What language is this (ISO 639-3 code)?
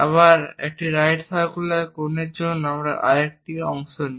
ben